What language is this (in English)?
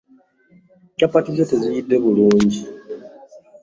Ganda